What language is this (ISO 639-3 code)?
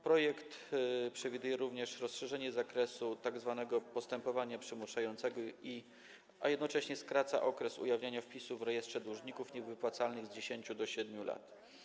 pol